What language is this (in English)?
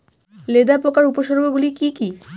Bangla